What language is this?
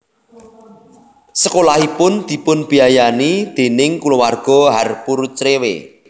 Javanese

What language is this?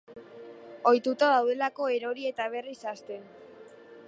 Basque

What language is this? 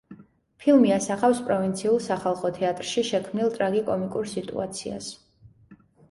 Georgian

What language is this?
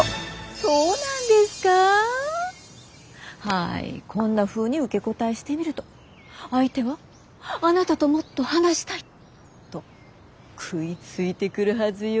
Japanese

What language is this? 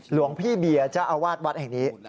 Thai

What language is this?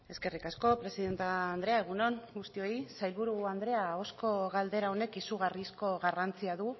Basque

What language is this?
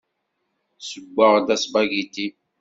Kabyle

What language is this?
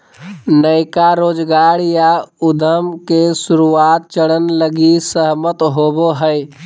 Magahi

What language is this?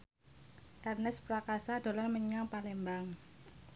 Javanese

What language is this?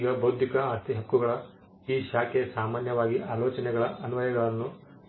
Kannada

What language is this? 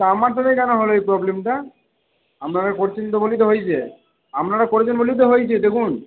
Bangla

